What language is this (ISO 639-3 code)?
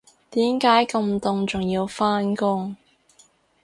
yue